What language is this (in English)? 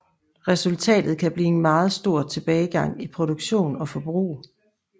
Danish